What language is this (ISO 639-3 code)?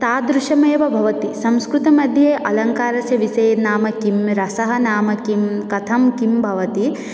san